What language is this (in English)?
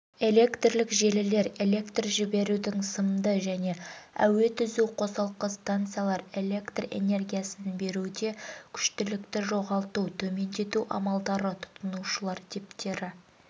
Kazakh